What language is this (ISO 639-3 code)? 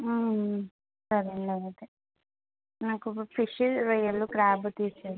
tel